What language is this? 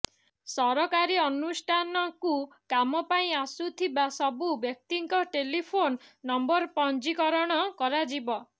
Odia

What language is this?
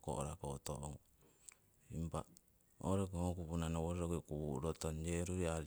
Siwai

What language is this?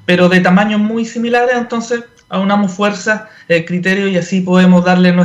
Spanish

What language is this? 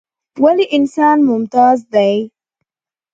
Pashto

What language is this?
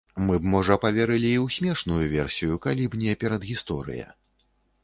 Belarusian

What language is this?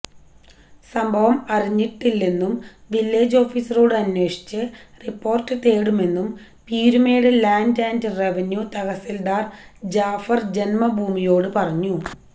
Malayalam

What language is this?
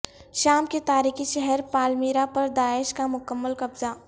Urdu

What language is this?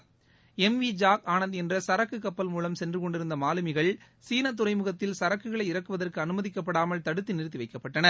Tamil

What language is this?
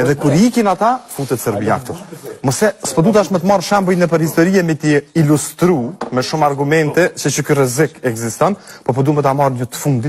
Romanian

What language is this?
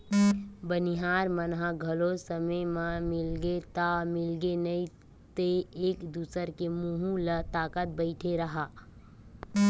Chhattisgarhi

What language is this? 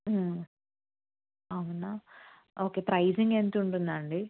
Telugu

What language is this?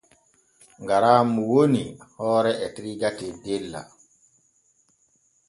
Borgu Fulfulde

